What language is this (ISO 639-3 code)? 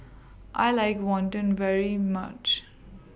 eng